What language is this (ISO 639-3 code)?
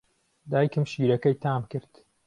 ckb